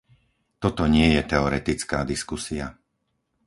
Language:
Slovak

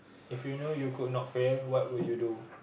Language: English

